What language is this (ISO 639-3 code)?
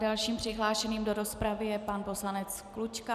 ces